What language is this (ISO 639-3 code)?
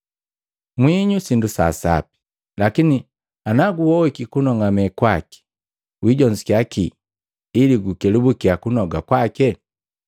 mgv